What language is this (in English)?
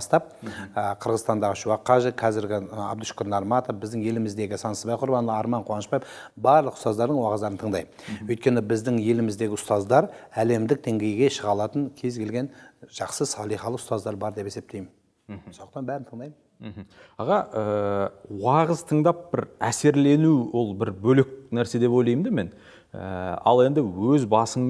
Turkish